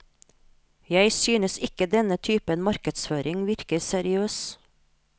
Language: Norwegian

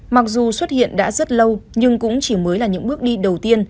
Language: Vietnamese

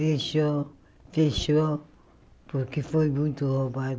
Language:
Portuguese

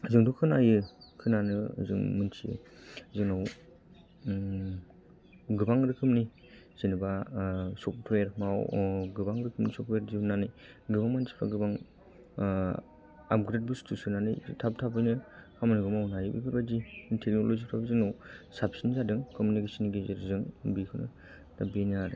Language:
Bodo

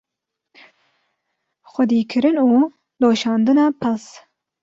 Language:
Kurdish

